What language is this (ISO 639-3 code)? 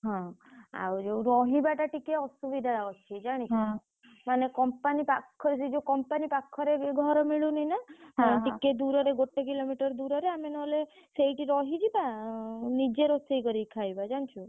ori